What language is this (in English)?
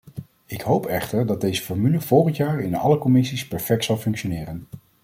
Dutch